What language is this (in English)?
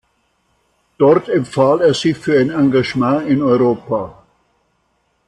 German